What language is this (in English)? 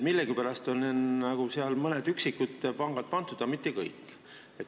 Estonian